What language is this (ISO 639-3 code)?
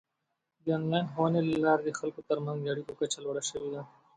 pus